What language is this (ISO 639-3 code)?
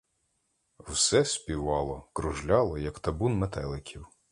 ukr